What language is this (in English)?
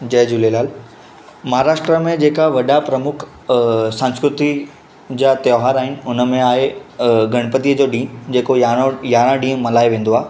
Sindhi